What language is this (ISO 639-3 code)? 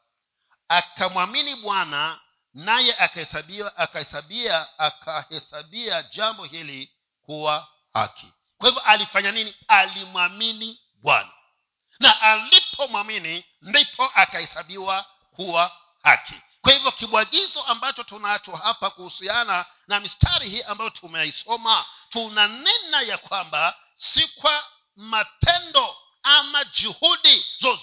swa